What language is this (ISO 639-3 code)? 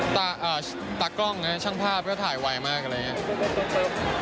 tha